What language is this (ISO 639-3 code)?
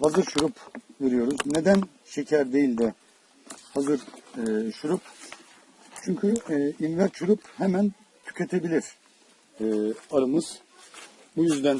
tur